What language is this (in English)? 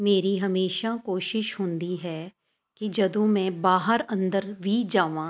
Punjabi